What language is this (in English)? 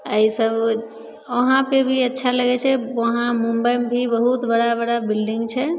Maithili